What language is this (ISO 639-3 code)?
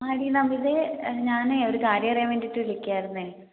mal